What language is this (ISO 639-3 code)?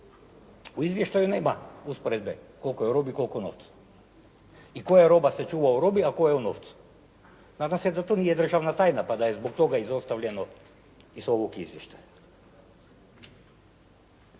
hrv